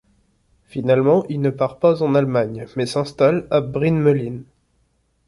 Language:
French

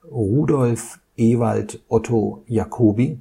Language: German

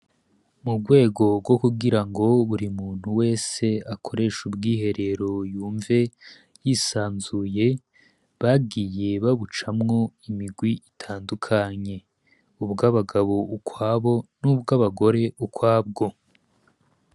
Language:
Rundi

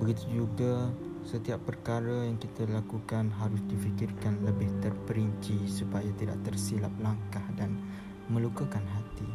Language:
Malay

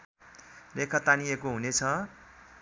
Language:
Nepali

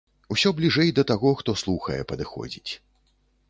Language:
Belarusian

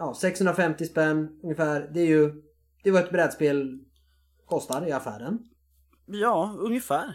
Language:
Swedish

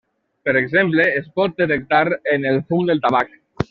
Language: Catalan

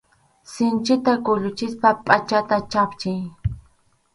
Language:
Arequipa-La Unión Quechua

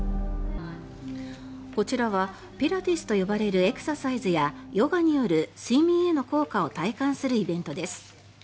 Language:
Japanese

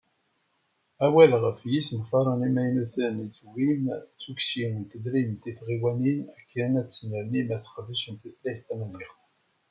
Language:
Kabyle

